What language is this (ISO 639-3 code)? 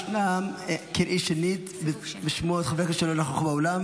heb